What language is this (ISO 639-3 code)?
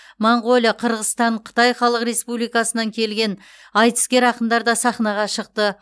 kaz